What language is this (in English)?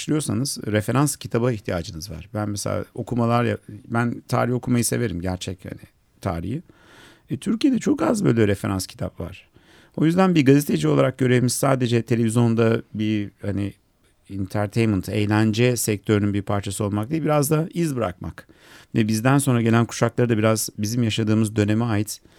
Turkish